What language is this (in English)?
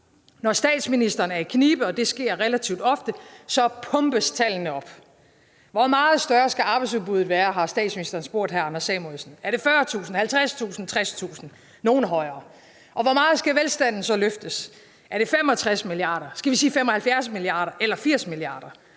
Danish